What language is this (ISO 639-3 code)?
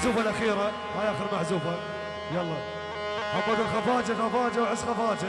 ara